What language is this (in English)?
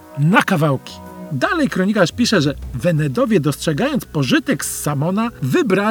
Polish